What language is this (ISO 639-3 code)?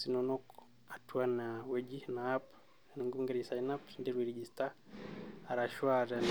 mas